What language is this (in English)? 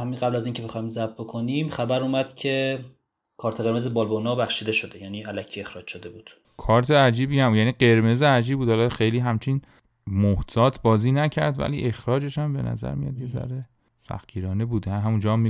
Persian